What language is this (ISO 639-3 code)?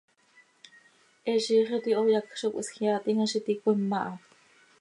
sei